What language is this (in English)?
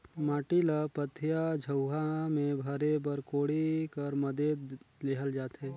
Chhattisgarhi